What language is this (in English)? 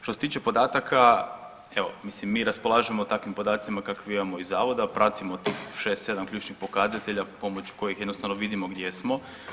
Croatian